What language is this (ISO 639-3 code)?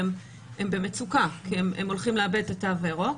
heb